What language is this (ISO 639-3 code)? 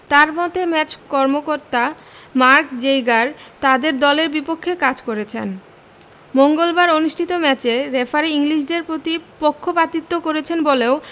ben